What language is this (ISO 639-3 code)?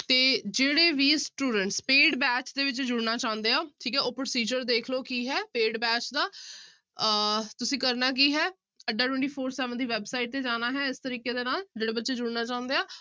pan